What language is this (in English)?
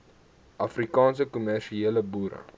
Afrikaans